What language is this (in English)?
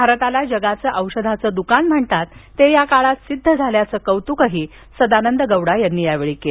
Marathi